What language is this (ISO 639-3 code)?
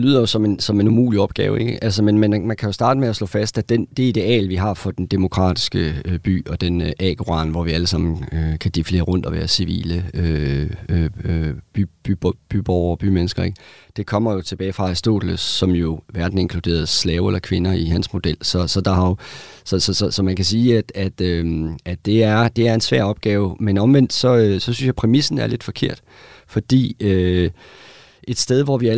dan